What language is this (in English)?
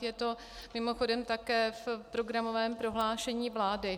Czech